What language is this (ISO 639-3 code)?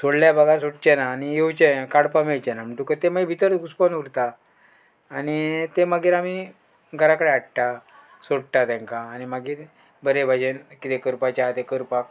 kok